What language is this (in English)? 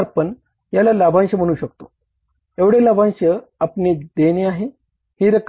Marathi